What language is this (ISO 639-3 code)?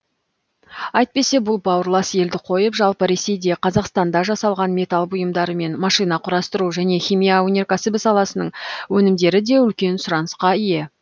kaz